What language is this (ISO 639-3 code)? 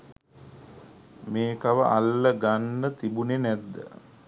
sin